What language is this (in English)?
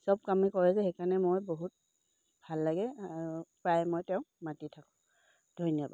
Assamese